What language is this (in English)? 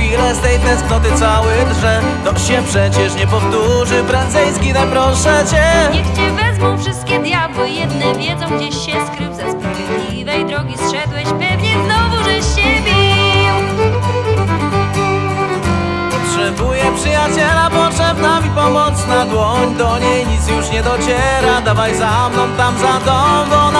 Polish